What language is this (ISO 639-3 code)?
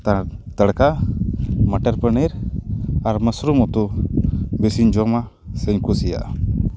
sat